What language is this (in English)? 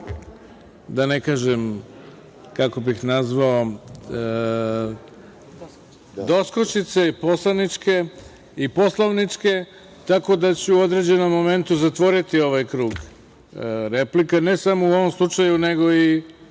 Serbian